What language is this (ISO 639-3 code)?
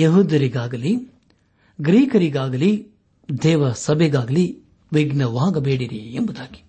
kan